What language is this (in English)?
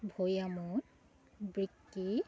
Assamese